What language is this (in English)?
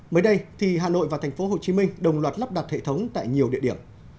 Vietnamese